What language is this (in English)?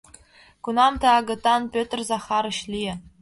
Mari